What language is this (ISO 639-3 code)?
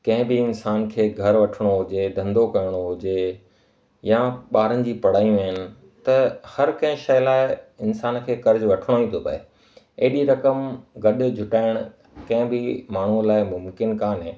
snd